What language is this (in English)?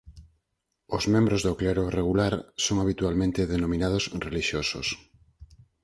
Galician